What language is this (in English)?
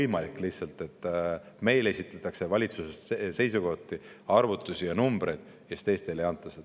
Estonian